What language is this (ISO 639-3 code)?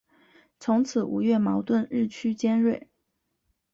zho